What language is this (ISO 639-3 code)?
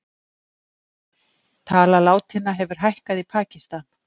isl